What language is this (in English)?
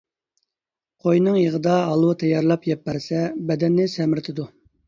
Uyghur